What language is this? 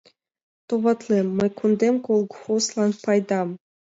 Mari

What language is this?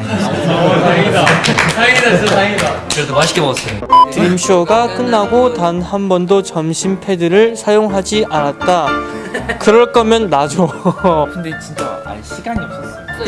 Korean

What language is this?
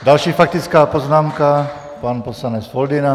Czech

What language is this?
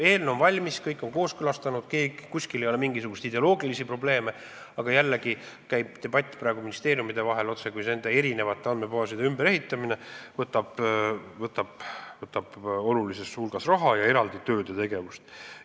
Estonian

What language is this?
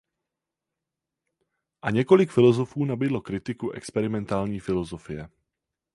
Czech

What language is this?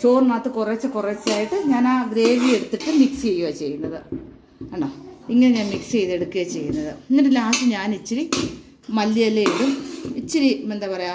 Malayalam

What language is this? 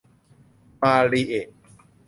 Thai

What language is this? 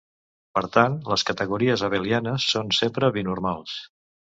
Catalan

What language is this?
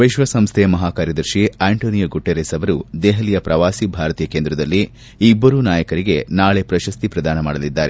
Kannada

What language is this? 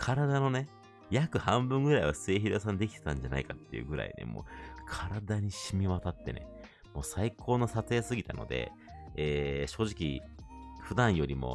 Japanese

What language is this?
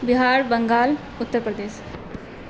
Urdu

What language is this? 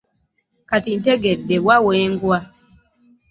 Ganda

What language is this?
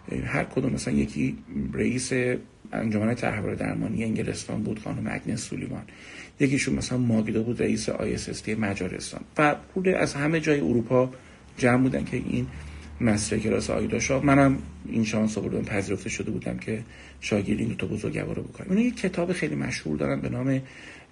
Persian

